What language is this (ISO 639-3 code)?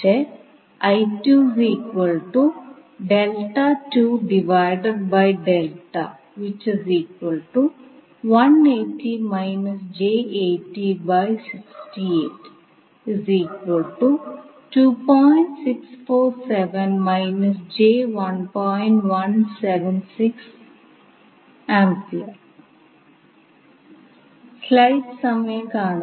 mal